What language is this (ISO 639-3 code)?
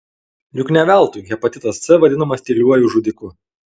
lit